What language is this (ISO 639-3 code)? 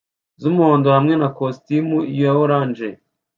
kin